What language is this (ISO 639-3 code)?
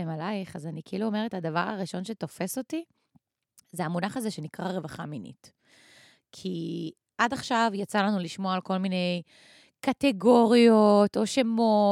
heb